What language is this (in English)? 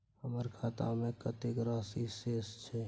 Maithili